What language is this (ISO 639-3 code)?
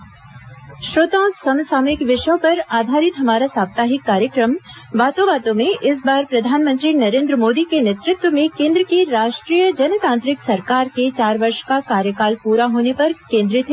hin